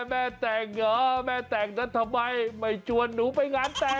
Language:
Thai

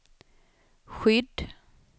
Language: Swedish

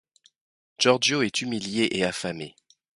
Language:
French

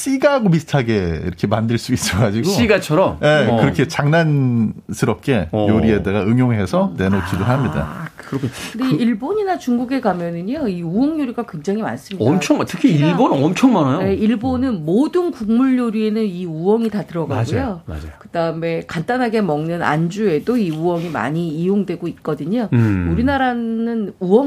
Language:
Korean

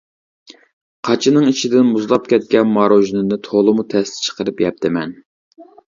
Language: Uyghur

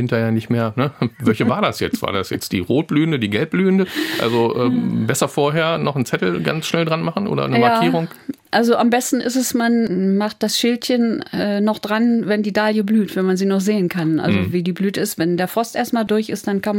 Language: German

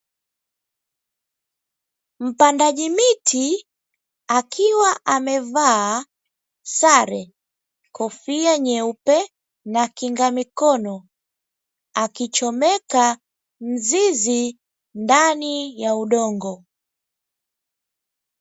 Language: Swahili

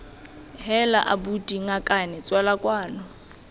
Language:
Tswana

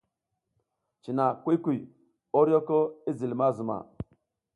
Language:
South Giziga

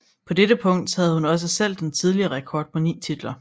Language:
Danish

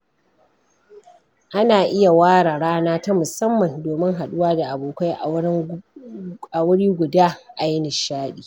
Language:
Hausa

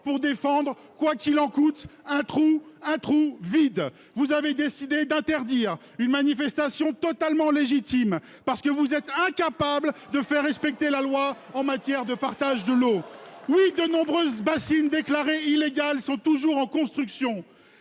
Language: French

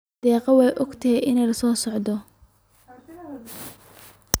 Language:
Somali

